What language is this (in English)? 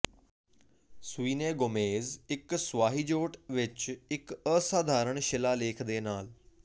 Punjabi